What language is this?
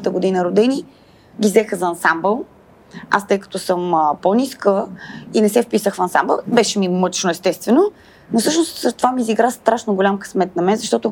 Bulgarian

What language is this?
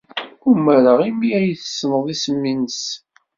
Kabyle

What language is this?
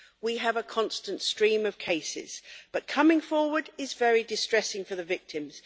English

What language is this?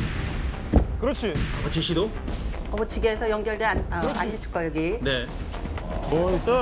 Korean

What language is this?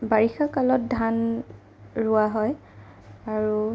Assamese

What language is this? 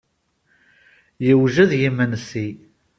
Kabyle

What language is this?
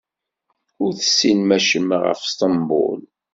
Kabyle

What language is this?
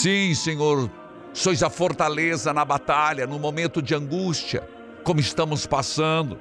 Portuguese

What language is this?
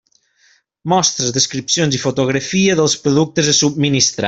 Catalan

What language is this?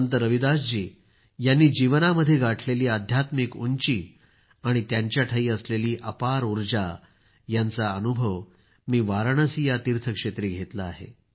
Marathi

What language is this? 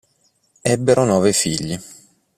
Italian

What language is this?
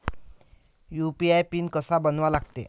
Marathi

